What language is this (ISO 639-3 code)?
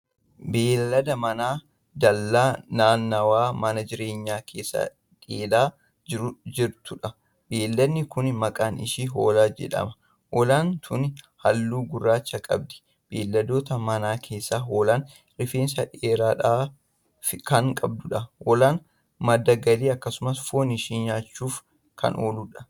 orm